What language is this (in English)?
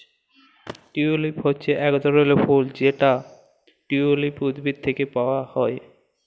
Bangla